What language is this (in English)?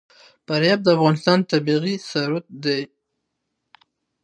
Pashto